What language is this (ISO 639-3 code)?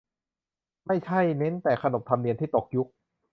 tha